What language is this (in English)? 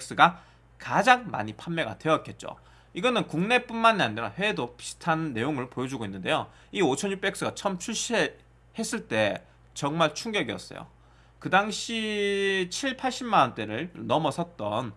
Korean